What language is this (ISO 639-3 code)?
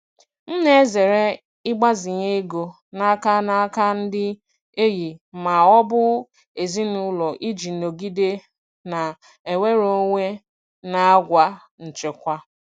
ibo